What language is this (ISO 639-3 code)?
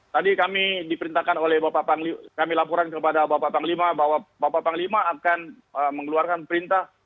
ind